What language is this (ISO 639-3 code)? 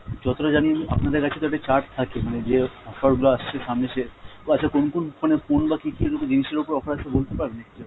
ben